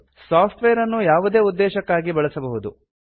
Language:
Kannada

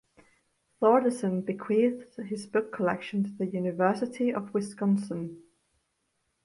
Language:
English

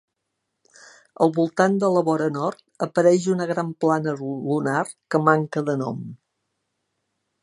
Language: Catalan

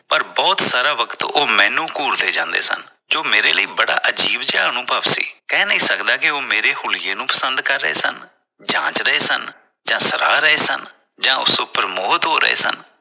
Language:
Punjabi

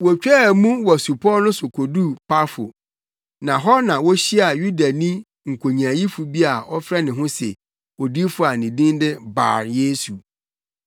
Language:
Akan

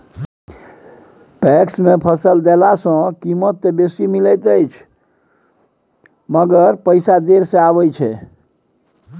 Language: Maithili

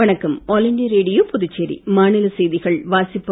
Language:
Tamil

